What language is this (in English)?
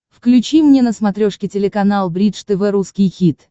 Russian